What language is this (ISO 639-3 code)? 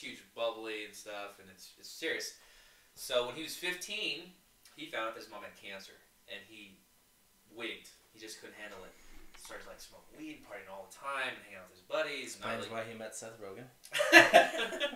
eng